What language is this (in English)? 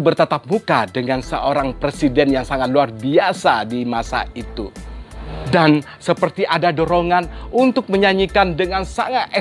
Indonesian